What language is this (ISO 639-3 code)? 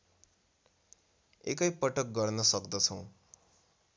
nep